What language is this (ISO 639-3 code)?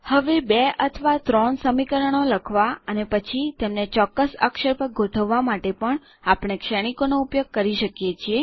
guj